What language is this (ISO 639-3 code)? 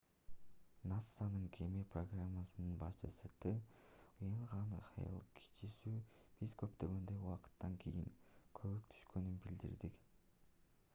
kir